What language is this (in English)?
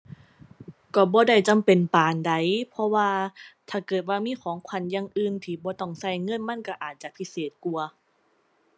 Thai